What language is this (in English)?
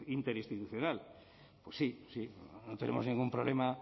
Spanish